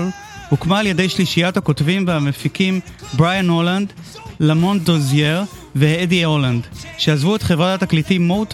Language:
Hebrew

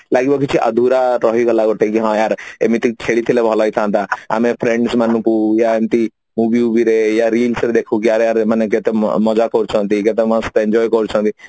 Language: Odia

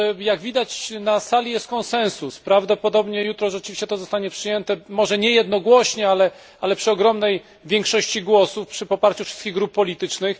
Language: Polish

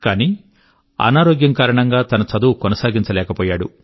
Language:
Telugu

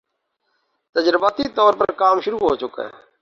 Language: Urdu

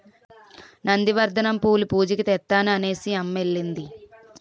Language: Telugu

